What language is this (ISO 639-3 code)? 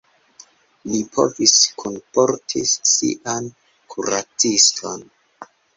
epo